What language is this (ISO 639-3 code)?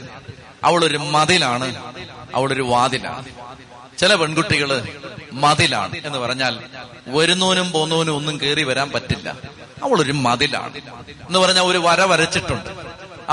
mal